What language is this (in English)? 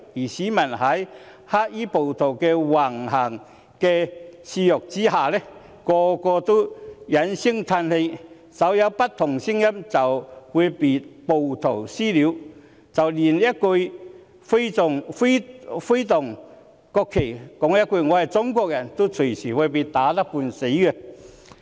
Cantonese